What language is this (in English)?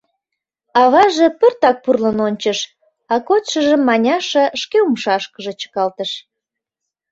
Mari